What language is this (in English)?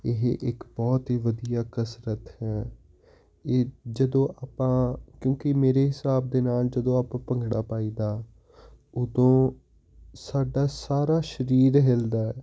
Punjabi